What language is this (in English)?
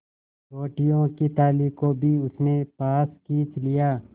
Hindi